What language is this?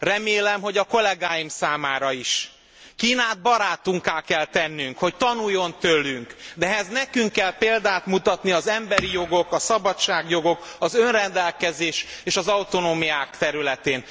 Hungarian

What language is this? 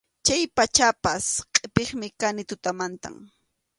Arequipa-La Unión Quechua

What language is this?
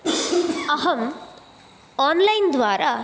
Sanskrit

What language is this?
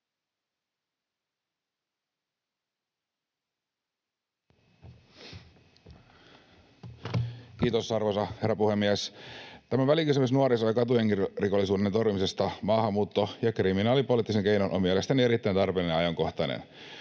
Finnish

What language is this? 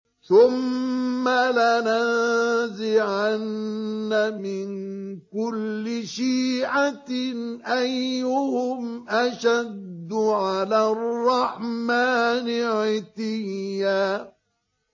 Arabic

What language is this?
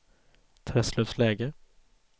Swedish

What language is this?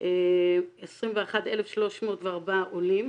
Hebrew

